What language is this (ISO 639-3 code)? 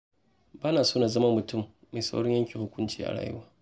hau